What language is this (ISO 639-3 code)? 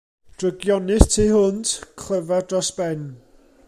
cym